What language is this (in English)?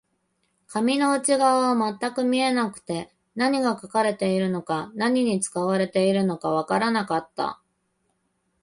Japanese